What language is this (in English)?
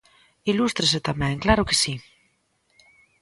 Galician